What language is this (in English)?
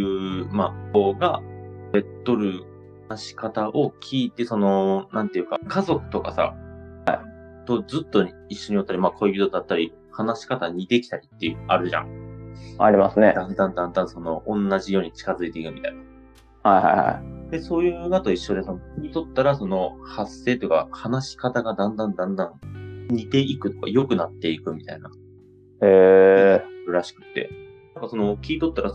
Japanese